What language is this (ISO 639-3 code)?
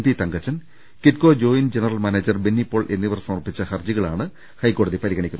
mal